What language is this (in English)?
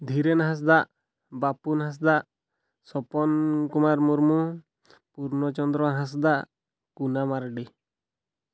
Odia